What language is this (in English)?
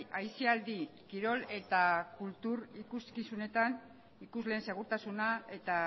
Basque